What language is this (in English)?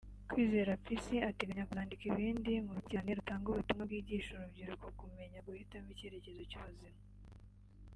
Kinyarwanda